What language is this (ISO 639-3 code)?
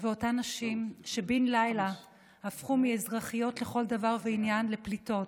heb